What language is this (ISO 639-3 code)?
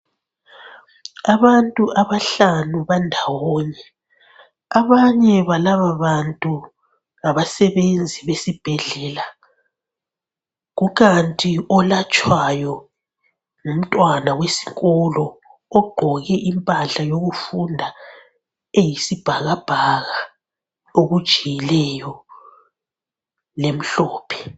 nde